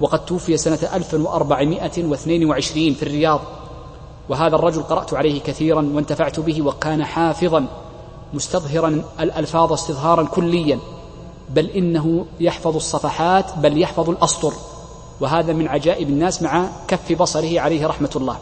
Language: Arabic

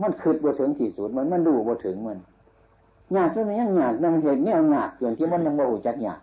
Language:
Thai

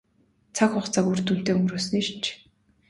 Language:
Mongolian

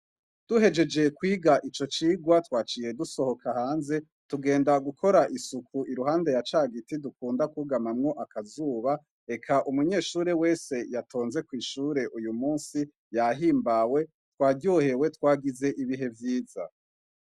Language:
Rundi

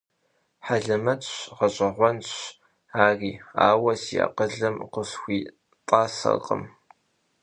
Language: Kabardian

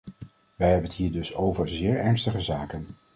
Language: Dutch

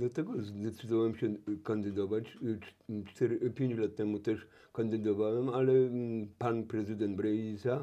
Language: Polish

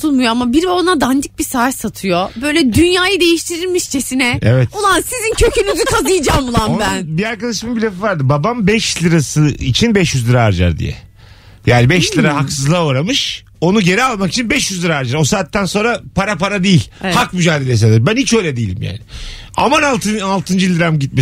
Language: Turkish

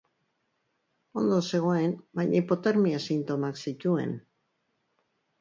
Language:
Basque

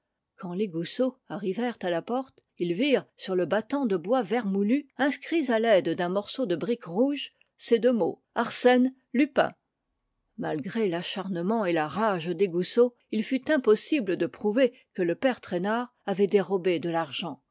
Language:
French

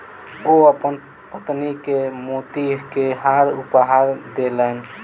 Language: Maithili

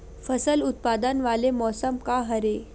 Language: Chhattisgarhi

